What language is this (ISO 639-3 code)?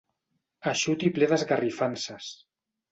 cat